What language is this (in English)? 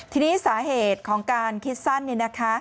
Thai